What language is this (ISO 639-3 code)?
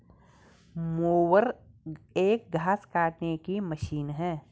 hin